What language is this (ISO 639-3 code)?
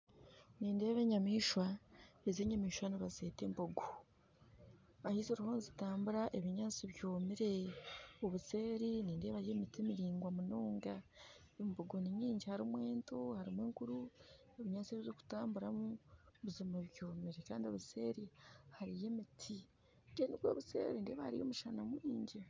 nyn